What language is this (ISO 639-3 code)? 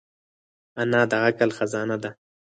pus